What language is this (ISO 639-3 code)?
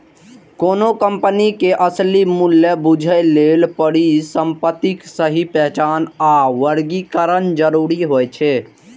mai